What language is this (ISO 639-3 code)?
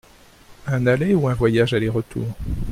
fra